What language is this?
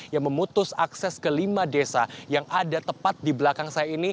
Indonesian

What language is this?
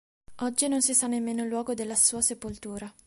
Italian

